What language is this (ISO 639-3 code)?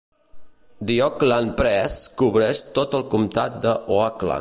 cat